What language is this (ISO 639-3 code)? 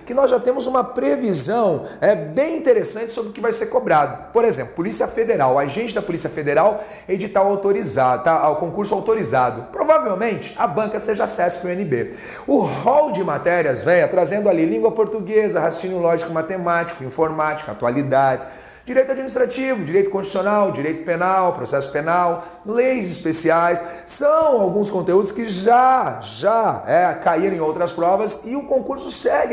por